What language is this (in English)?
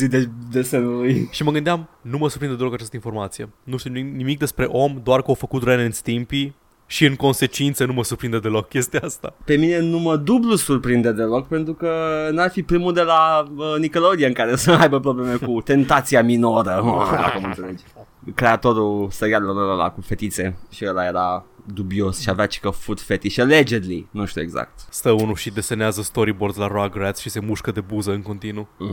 Romanian